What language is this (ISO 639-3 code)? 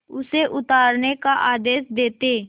hin